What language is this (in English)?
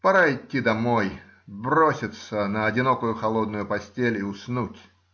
Russian